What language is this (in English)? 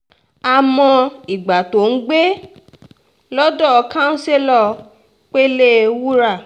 Yoruba